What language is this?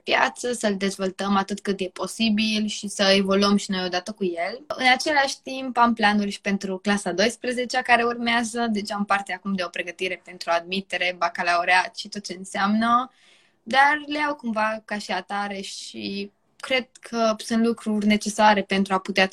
Romanian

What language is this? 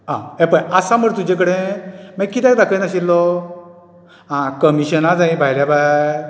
Konkani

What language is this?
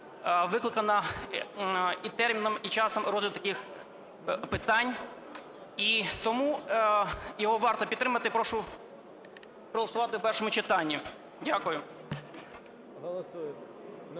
Ukrainian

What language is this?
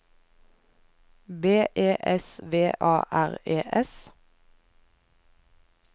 Norwegian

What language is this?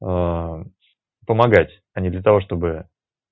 Russian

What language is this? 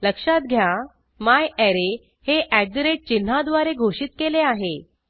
Marathi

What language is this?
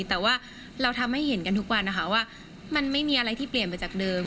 Thai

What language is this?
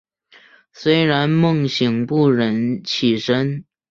Chinese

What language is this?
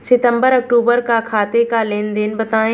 Hindi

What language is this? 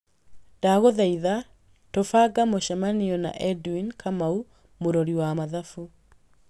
Kikuyu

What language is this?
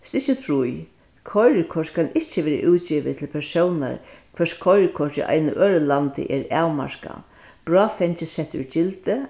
Faroese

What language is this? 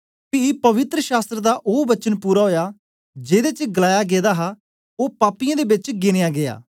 Dogri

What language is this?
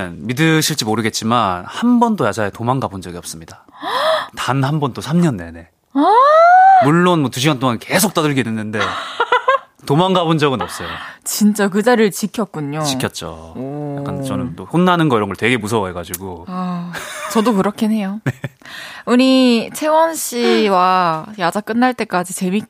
Korean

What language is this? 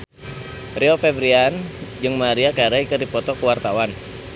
Sundanese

